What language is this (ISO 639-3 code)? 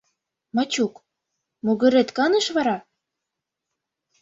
chm